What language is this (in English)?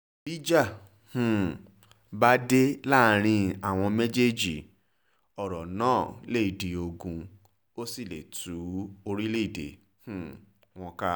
Yoruba